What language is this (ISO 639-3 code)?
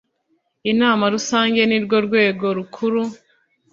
kin